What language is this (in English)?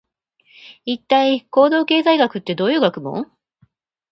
Japanese